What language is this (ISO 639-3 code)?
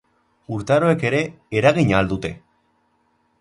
eus